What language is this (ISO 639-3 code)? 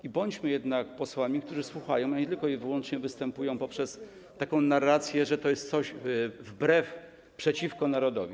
pol